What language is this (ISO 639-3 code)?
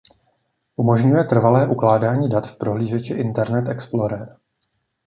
ces